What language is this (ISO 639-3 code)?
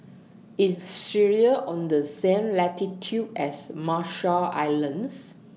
eng